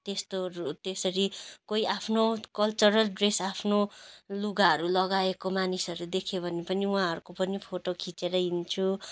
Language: Nepali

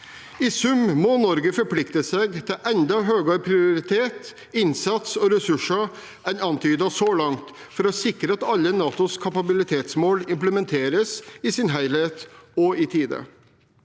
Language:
Norwegian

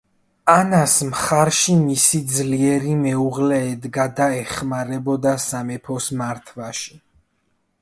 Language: Georgian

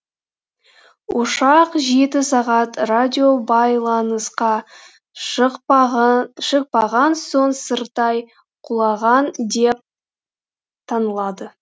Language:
Kazakh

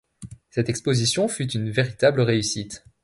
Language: French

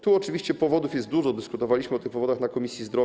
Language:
Polish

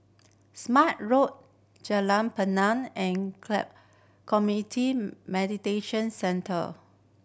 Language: English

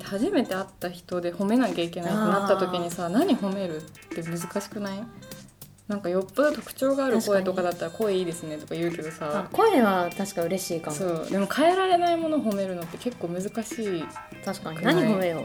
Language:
Japanese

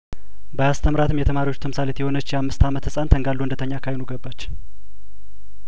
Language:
Amharic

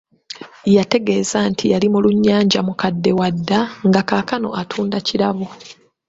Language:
Ganda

